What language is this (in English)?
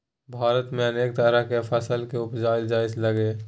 Maithili